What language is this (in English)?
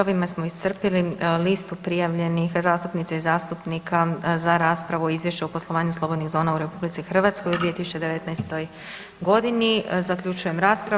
Croatian